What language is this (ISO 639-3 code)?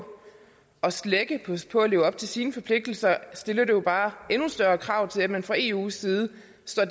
dan